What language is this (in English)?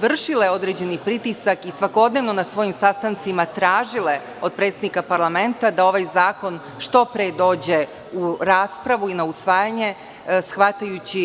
Serbian